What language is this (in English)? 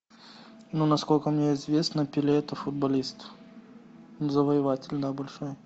Russian